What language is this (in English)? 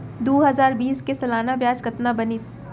Chhattisgarhi